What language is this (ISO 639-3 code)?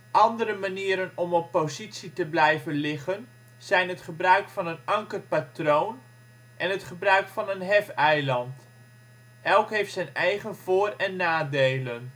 nld